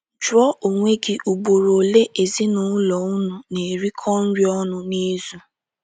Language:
Igbo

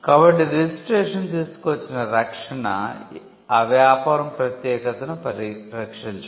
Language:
Telugu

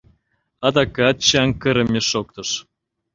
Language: Mari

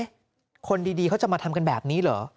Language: Thai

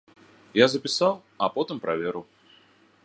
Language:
Belarusian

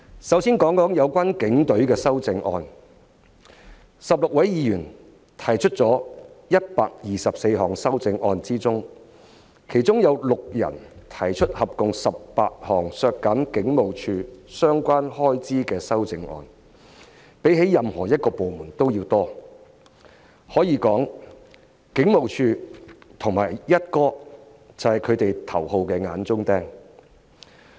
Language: Cantonese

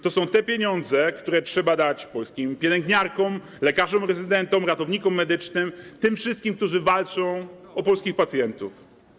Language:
Polish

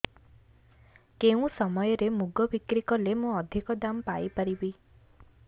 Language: Odia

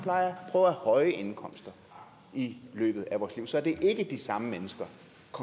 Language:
Danish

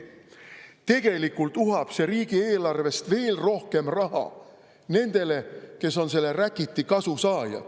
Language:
Estonian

